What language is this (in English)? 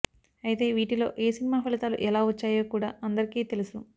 Telugu